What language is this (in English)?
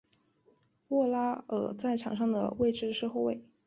Chinese